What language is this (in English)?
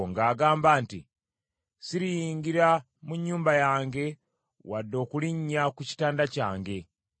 Ganda